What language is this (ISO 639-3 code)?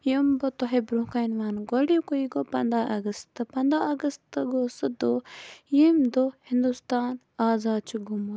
kas